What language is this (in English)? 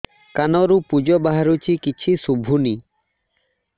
Odia